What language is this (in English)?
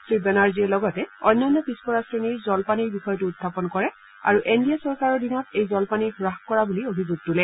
Assamese